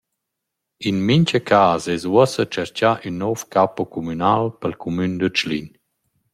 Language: Romansh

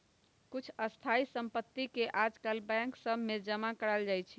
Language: Magahi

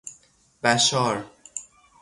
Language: Persian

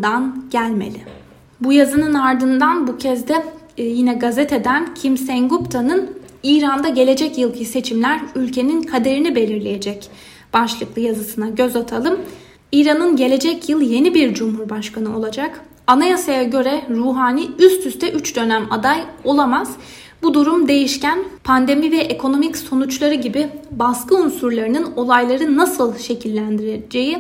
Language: Turkish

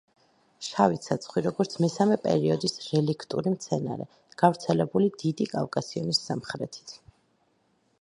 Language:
Georgian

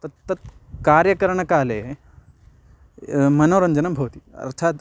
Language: Sanskrit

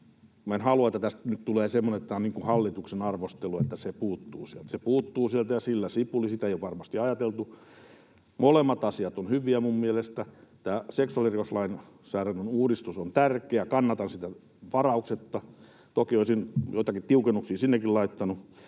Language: Finnish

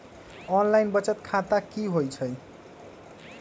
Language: Magahi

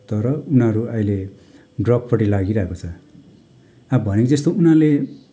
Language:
Nepali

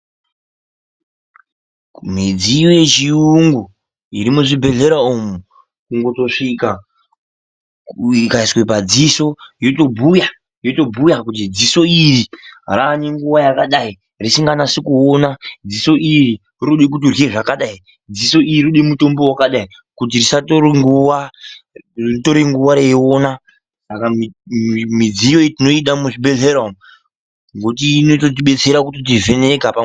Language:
Ndau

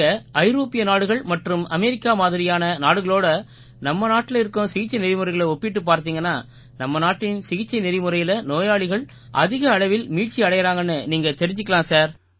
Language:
Tamil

